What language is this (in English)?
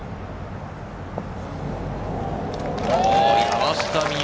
Japanese